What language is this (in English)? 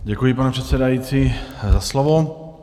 Czech